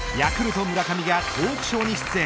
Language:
Japanese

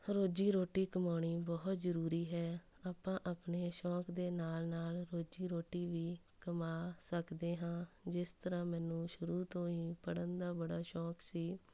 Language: Punjabi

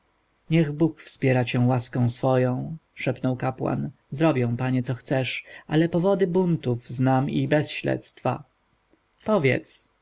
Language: Polish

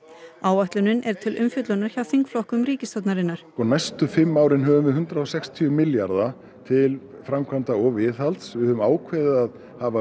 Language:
Icelandic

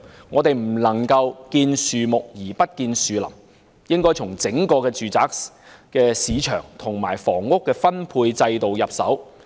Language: Cantonese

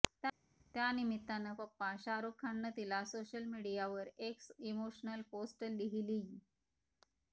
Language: Marathi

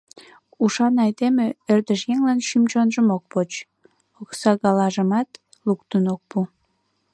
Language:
Mari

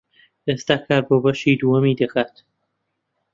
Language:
Central Kurdish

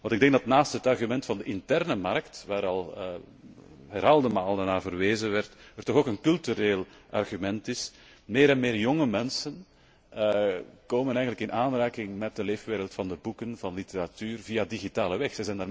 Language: Dutch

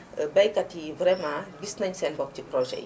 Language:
Wolof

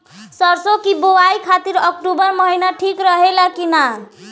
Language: Bhojpuri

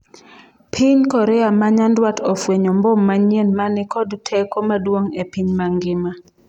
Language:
Luo (Kenya and Tanzania)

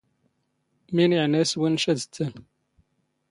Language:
Standard Moroccan Tamazight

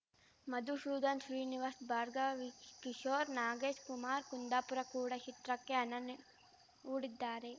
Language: Kannada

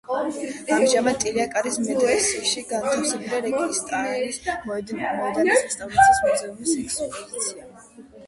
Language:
Georgian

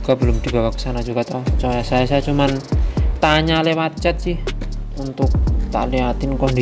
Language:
Indonesian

